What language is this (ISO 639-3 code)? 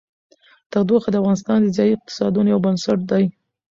pus